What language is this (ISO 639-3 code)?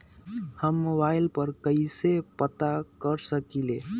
mag